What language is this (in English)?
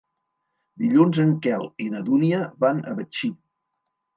Catalan